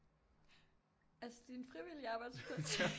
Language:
Danish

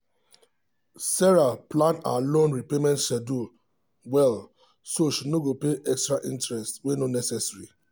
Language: Nigerian Pidgin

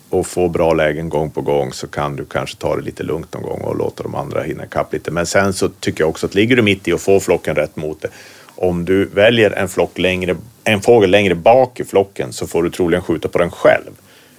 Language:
Swedish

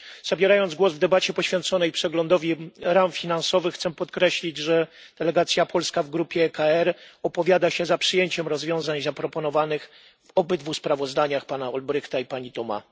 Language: Polish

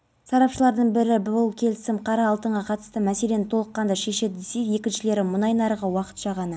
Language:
Kazakh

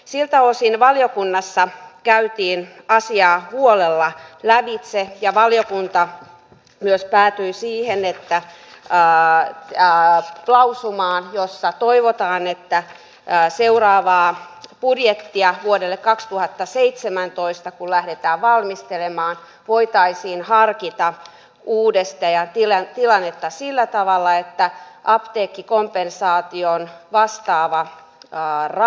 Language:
Finnish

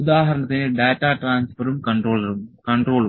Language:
Malayalam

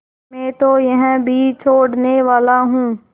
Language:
Hindi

